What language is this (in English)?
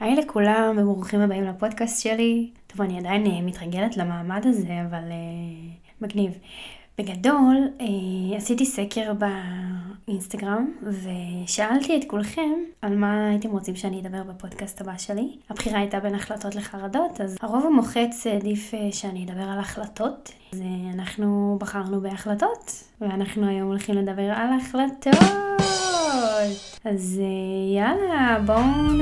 Hebrew